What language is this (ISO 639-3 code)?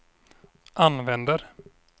swe